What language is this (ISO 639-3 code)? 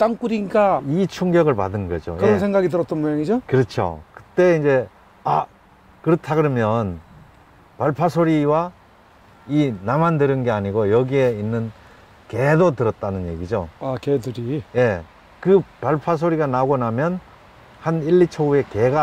kor